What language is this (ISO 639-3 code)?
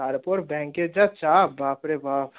ben